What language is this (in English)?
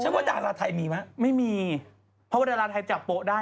Thai